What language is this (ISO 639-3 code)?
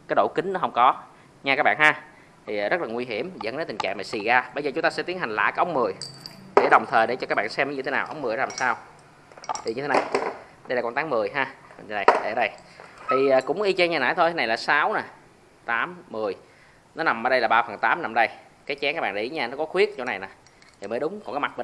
vie